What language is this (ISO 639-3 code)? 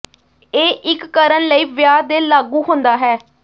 pan